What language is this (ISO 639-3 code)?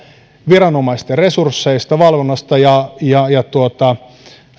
fin